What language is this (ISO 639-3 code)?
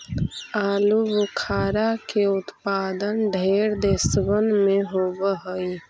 mag